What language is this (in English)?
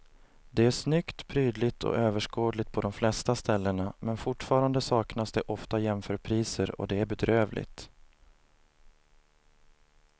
Swedish